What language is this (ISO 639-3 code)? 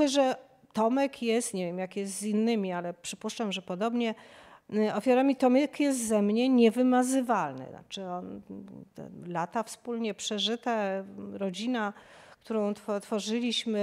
pol